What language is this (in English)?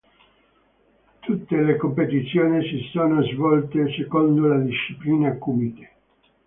Italian